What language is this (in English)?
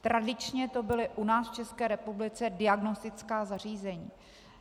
Czech